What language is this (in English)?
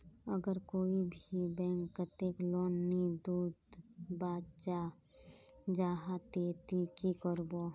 Magahi